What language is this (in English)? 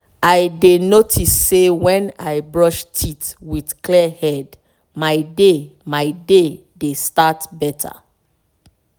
Nigerian Pidgin